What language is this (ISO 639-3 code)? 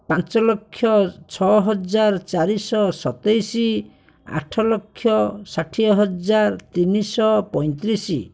ori